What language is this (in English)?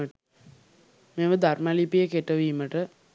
Sinhala